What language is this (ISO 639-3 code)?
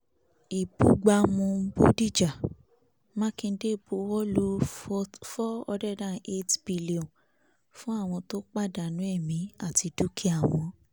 yor